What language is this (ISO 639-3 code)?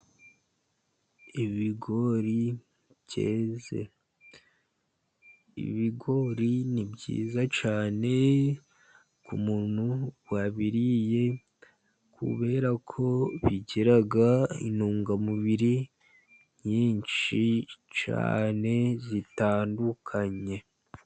kin